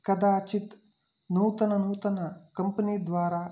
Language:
Sanskrit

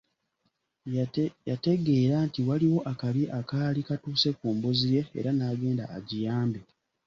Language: Ganda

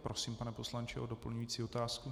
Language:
Czech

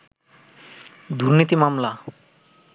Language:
Bangla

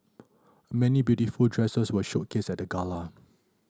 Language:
English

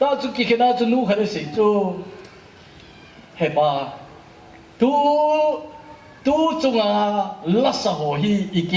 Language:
Korean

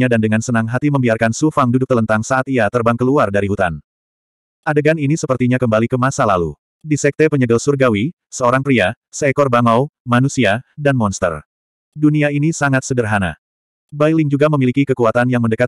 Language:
Indonesian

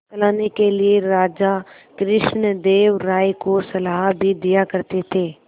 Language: Hindi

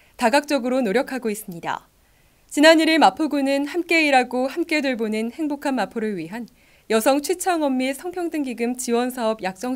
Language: Korean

